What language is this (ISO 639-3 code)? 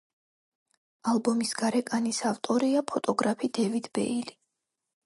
kat